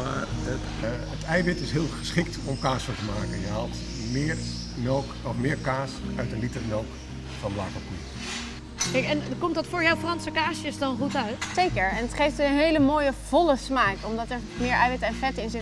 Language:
Dutch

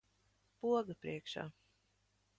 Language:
Latvian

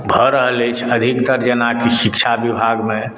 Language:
Maithili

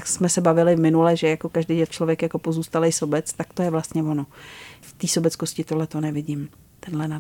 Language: Czech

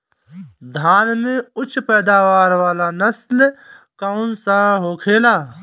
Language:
Bhojpuri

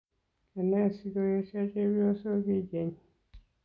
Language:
Kalenjin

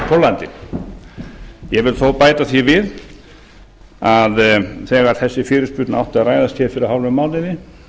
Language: Icelandic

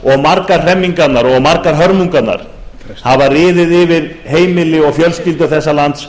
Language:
Icelandic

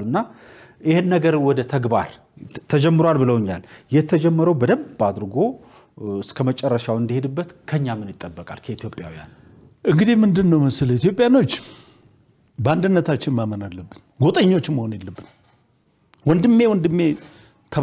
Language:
Arabic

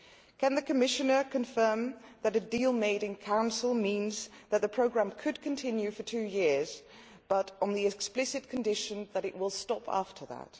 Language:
English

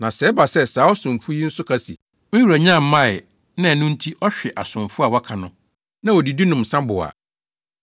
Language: Akan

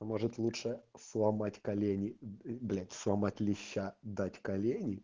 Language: Russian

